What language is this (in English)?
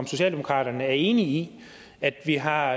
Danish